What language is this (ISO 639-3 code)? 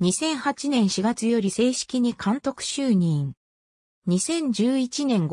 jpn